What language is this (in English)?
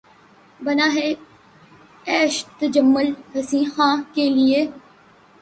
Urdu